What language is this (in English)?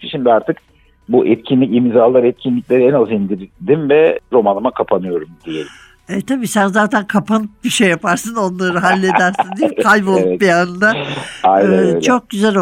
Turkish